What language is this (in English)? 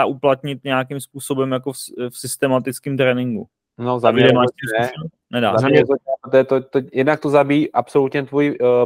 Czech